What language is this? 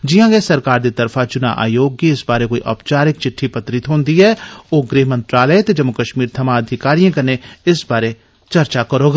Dogri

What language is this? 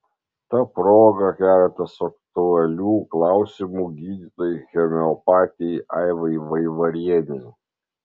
Lithuanian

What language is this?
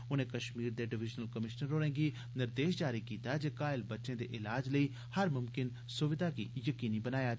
Dogri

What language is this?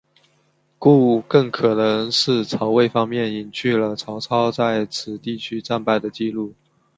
Chinese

